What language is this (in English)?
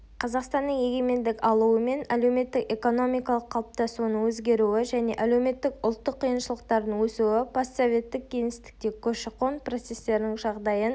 Kazakh